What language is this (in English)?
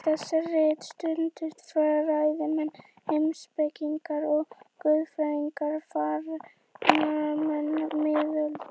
Icelandic